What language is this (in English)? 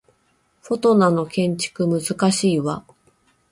Japanese